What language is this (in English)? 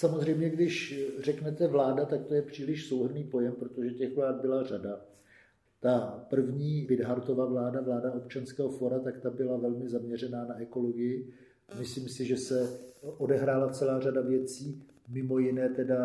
Czech